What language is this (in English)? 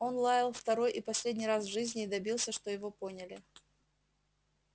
Russian